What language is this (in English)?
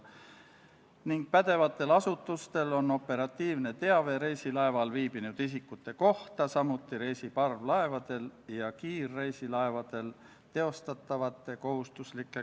Estonian